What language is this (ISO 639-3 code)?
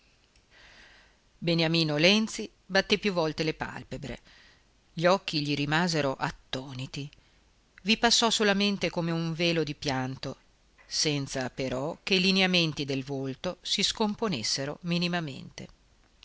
ita